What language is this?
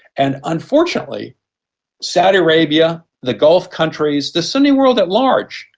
English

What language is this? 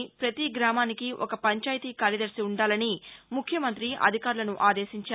Telugu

